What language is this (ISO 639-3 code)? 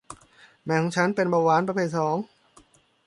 tha